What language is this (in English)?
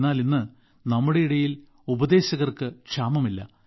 Malayalam